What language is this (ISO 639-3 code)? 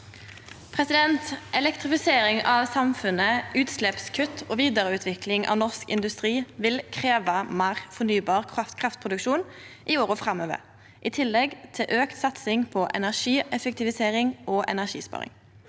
nor